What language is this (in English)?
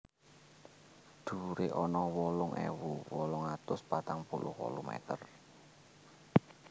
Javanese